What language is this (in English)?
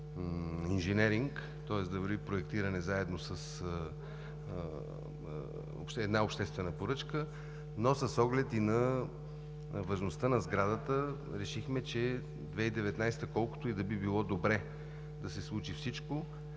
Bulgarian